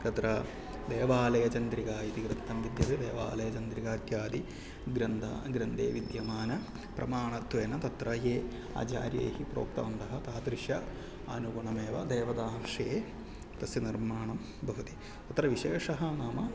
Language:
Sanskrit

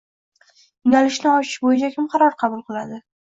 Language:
Uzbek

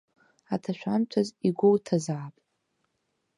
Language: Abkhazian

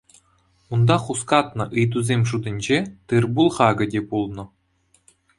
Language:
Chuvash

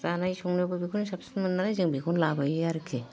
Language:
Bodo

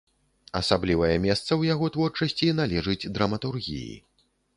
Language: Belarusian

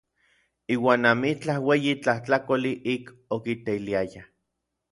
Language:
Orizaba Nahuatl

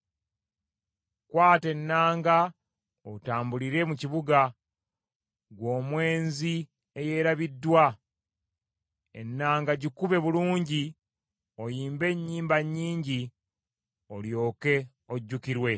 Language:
Ganda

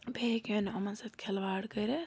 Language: Kashmiri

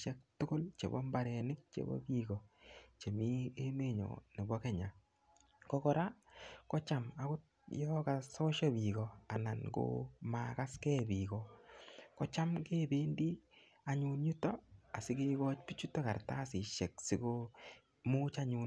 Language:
Kalenjin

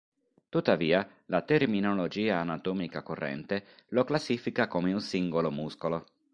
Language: Italian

